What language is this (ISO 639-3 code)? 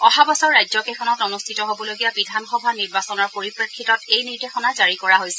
asm